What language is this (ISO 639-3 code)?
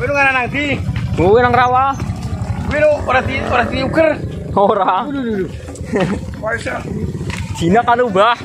ind